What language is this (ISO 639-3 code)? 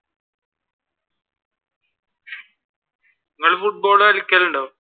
mal